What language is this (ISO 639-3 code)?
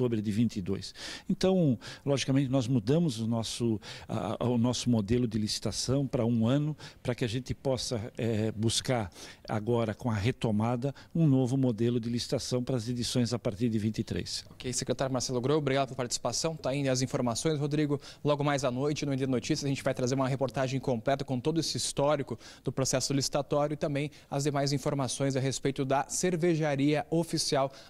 por